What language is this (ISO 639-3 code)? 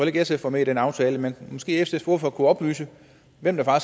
dan